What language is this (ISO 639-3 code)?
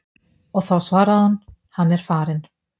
isl